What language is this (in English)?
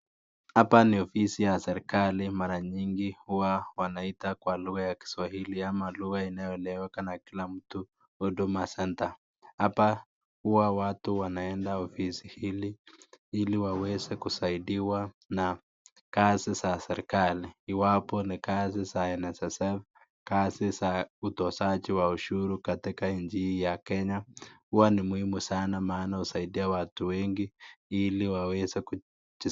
Swahili